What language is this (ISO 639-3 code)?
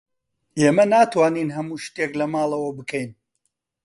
ckb